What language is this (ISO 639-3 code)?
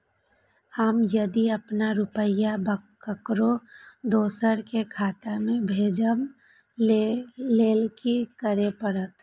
mai